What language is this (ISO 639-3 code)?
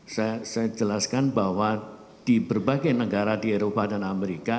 ind